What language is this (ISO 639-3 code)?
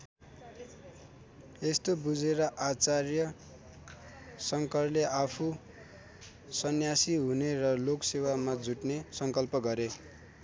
nep